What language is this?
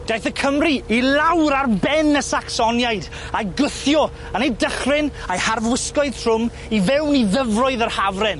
Welsh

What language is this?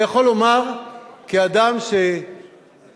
Hebrew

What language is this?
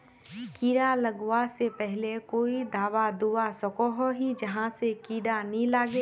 Magahi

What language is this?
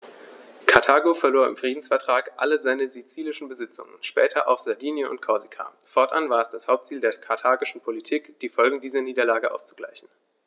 German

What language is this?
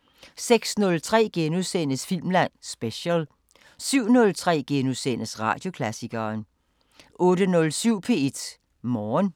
Danish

